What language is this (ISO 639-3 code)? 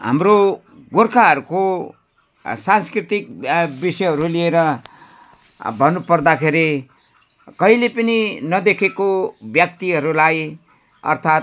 nep